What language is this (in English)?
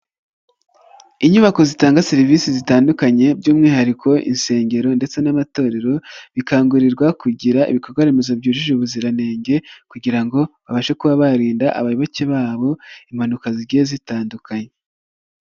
Kinyarwanda